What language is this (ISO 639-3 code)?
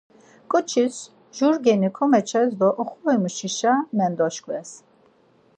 lzz